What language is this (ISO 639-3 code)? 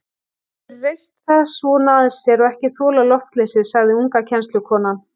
isl